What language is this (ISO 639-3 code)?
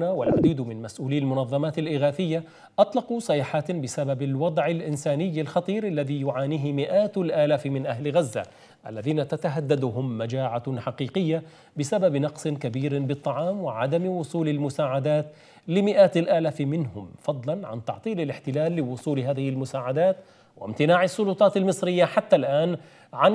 ara